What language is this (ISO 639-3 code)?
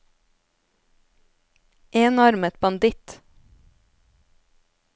nor